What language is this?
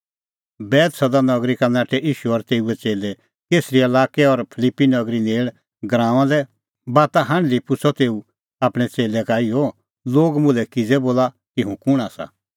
Kullu Pahari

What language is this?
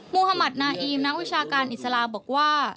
Thai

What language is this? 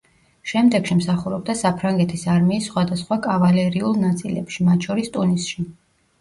Georgian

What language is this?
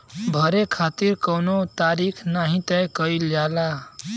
Bhojpuri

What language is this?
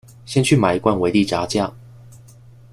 Chinese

